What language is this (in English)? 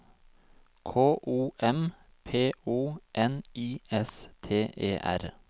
Norwegian